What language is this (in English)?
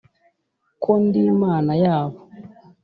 Kinyarwanda